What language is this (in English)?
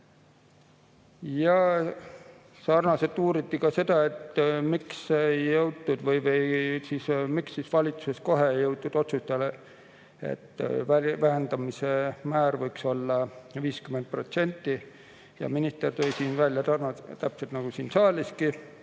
Estonian